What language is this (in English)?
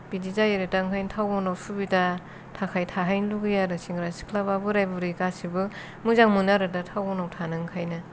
Bodo